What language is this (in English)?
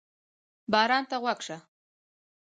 Pashto